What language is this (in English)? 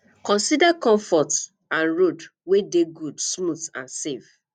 Nigerian Pidgin